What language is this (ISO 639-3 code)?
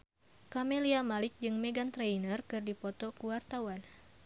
sun